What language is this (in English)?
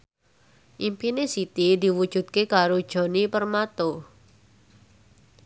Javanese